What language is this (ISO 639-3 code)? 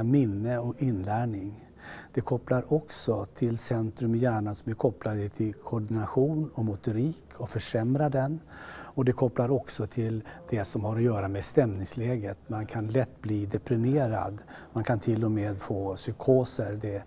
swe